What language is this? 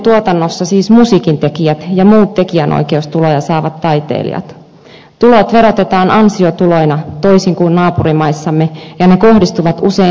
Finnish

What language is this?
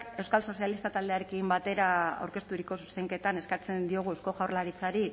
Basque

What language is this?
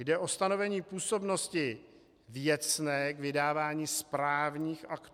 Czech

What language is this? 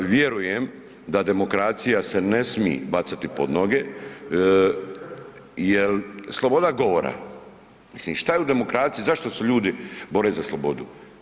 Croatian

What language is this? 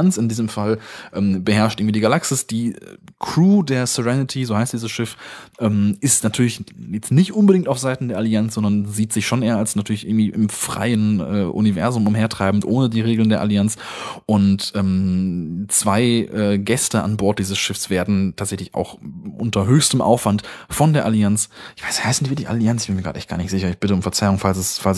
German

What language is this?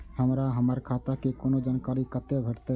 Maithili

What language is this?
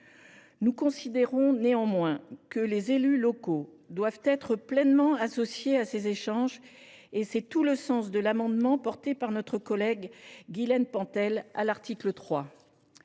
French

